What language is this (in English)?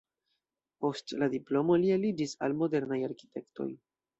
Esperanto